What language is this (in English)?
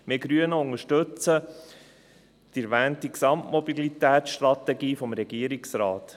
Swiss German